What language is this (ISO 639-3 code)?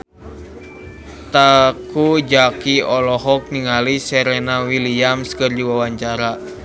sun